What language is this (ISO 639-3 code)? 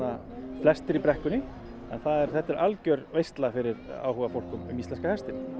isl